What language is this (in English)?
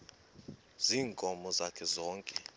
Xhosa